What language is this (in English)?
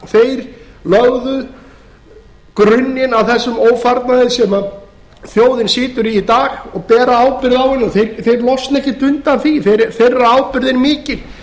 Icelandic